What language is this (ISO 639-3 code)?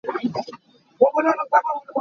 cnh